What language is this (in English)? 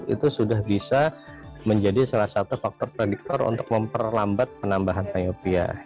Indonesian